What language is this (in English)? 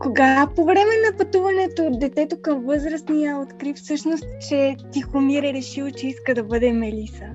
Bulgarian